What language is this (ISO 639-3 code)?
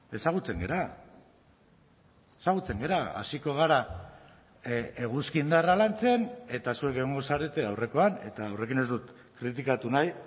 eus